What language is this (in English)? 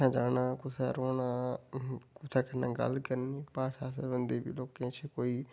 Dogri